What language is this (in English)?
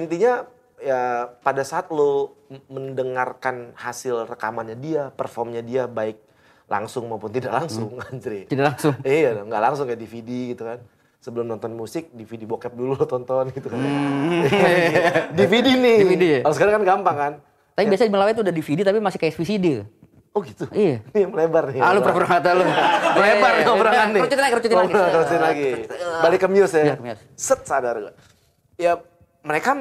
Indonesian